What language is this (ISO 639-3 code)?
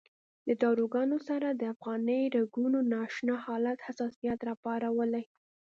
pus